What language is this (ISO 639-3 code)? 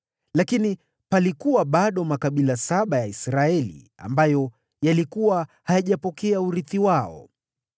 swa